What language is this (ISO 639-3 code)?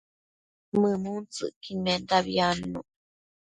mcf